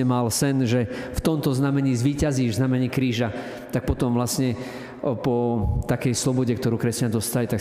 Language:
Slovak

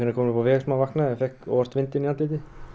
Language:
Icelandic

